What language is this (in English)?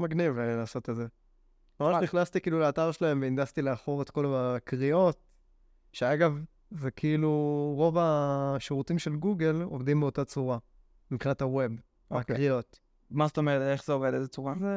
Hebrew